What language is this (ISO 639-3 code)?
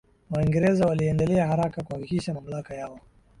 swa